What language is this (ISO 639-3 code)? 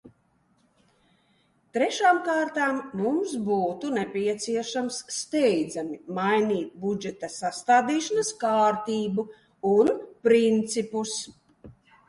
lav